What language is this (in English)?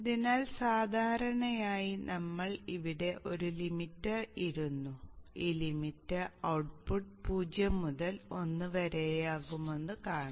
Malayalam